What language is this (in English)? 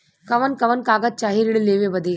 Bhojpuri